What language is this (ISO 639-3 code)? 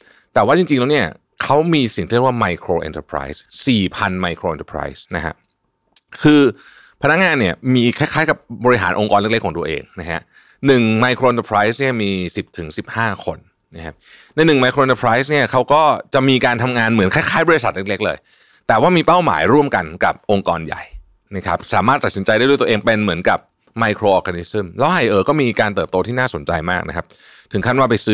tha